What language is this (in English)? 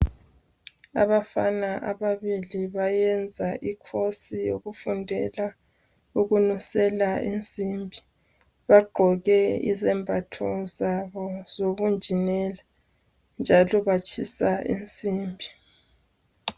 North Ndebele